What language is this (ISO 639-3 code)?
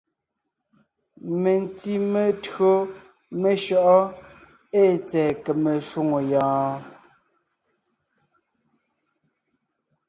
nnh